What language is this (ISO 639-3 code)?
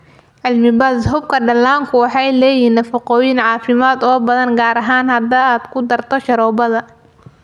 som